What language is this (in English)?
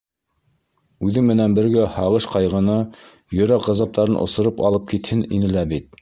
Bashkir